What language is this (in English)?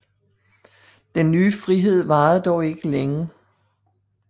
Danish